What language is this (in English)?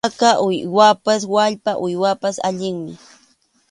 Arequipa-La Unión Quechua